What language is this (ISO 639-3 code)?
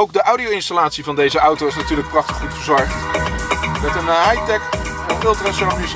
nld